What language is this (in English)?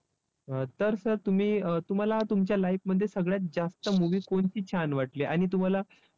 Marathi